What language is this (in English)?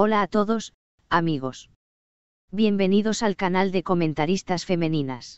Spanish